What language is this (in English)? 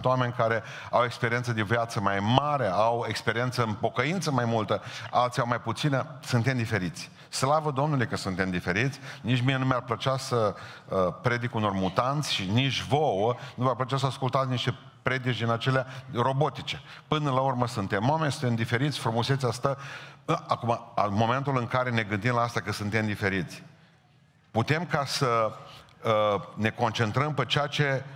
Romanian